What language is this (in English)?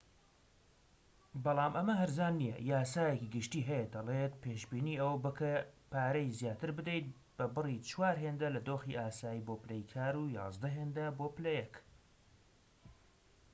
Central Kurdish